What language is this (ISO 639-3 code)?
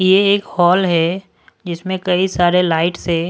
hin